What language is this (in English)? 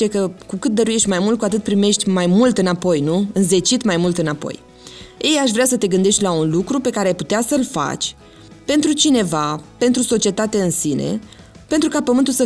Romanian